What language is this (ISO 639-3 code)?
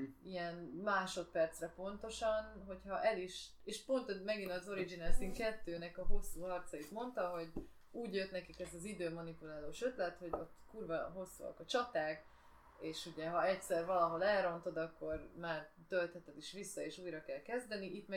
hun